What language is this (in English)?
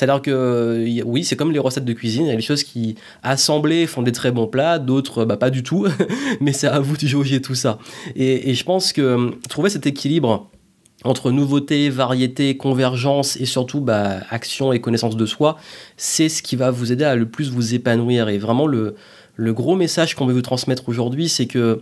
French